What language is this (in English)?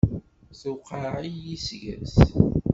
Kabyle